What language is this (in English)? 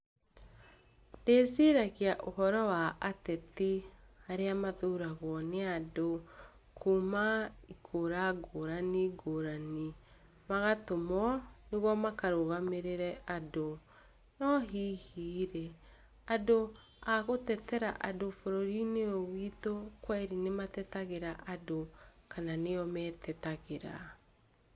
Kikuyu